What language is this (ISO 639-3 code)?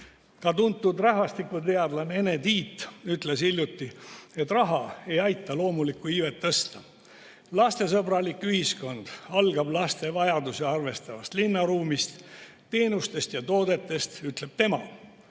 est